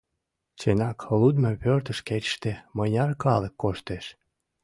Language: Mari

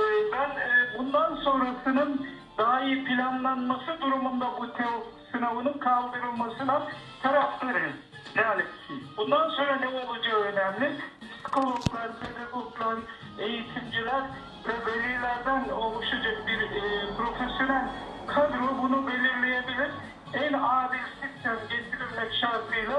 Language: Turkish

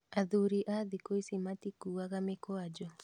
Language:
Kikuyu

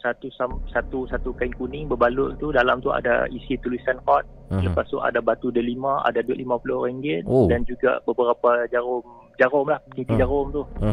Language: Malay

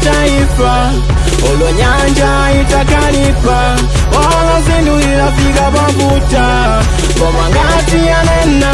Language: Indonesian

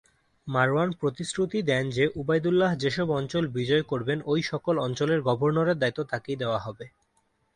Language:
Bangla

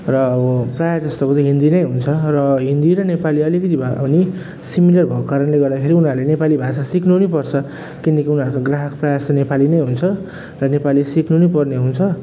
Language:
Nepali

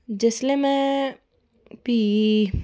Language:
Dogri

